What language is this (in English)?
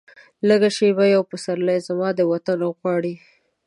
Pashto